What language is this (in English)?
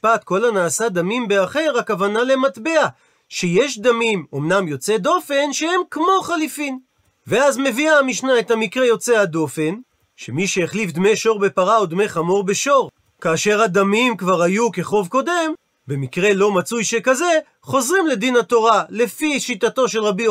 Hebrew